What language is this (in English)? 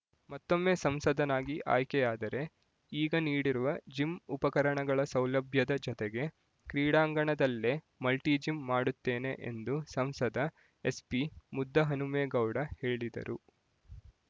Kannada